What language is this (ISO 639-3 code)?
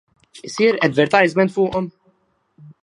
mlt